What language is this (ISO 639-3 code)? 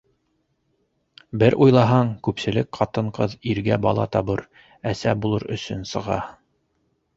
bak